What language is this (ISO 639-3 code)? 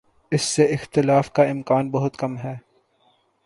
urd